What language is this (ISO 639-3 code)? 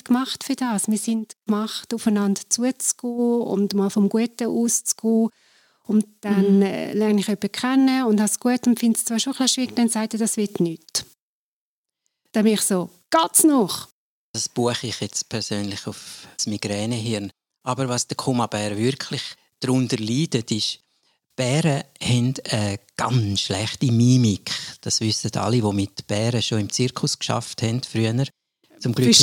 deu